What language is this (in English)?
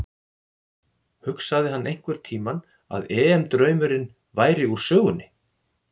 Icelandic